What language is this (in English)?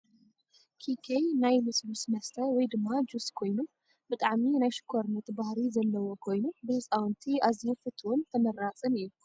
Tigrinya